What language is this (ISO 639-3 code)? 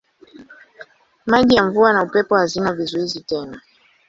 swa